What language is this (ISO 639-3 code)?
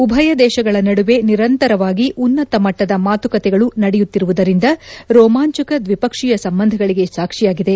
kan